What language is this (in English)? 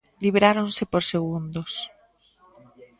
Galician